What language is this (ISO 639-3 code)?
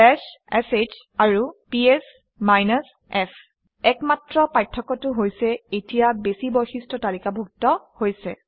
asm